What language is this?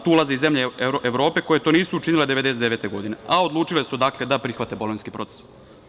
Serbian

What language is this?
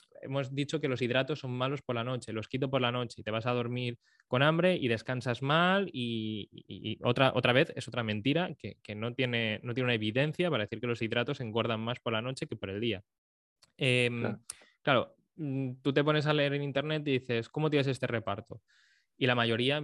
Spanish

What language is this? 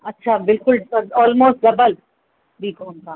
Sindhi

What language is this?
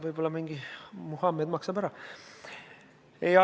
Estonian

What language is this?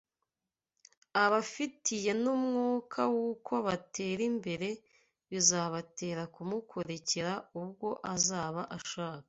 Kinyarwanda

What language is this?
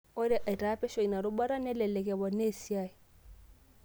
Masai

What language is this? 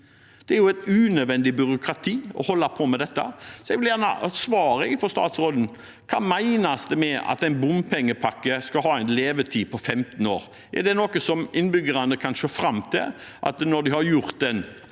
Norwegian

